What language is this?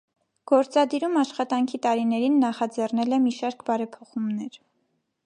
Armenian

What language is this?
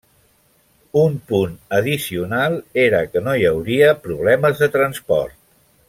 Catalan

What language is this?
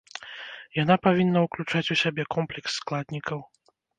Belarusian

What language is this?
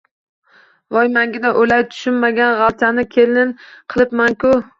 Uzbek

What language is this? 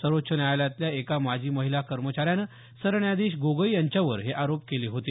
Marathi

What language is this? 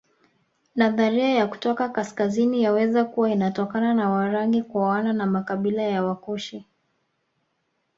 Swahili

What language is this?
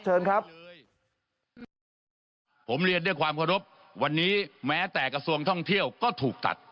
Thai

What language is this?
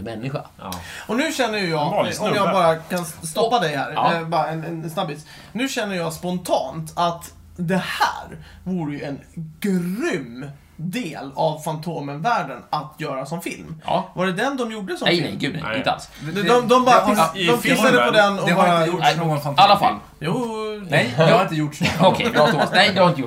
Swedish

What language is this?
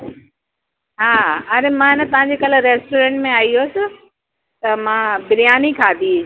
Sindhi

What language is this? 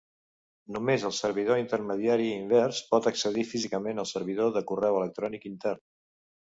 Catalan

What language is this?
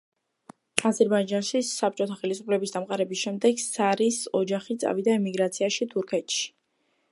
Georgian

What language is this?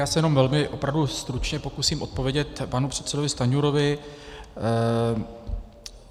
Czech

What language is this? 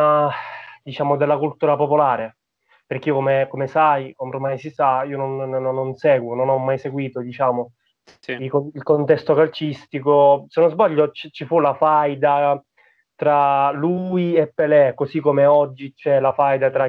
Italian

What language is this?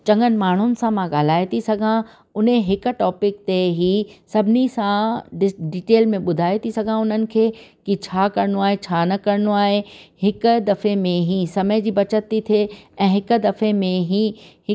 Sindhi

